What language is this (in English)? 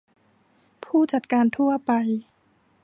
Thai